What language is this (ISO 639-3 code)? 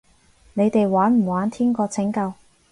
yue